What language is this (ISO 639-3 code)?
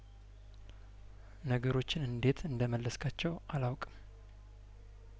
amh